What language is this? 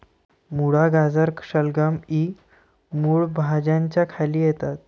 Marathi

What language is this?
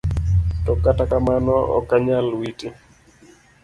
Luo (Kenya and Tanzania)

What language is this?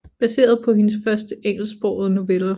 Danish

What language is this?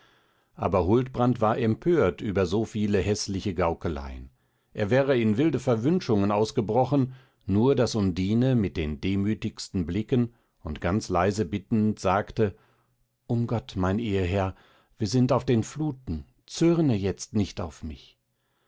German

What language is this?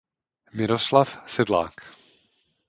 Czech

